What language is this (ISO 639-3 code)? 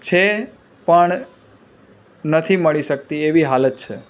guj